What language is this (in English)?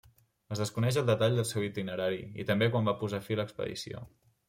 Catalan